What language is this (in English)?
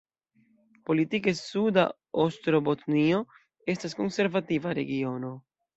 Esperanto